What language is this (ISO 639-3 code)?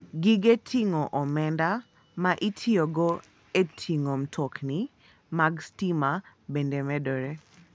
luo